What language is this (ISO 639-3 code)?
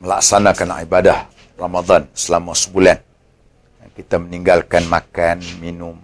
msa